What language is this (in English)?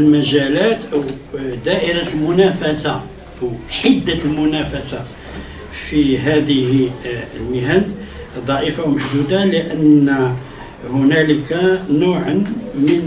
Arabic